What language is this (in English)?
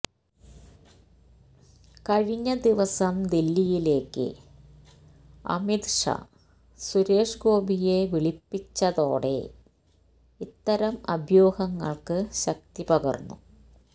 Malayalam